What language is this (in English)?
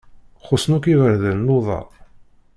Kabyle